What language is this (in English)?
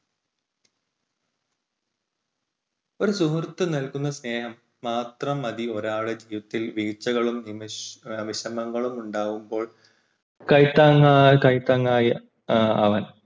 Malayalam